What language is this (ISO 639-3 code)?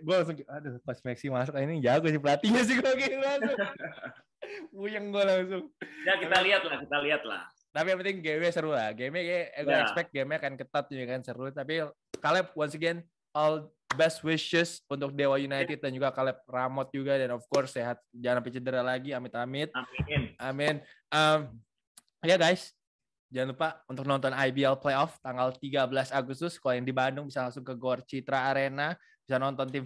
ind